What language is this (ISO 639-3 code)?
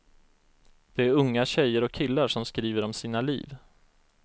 swe